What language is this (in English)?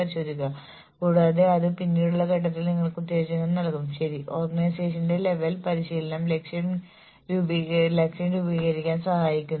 Malayalam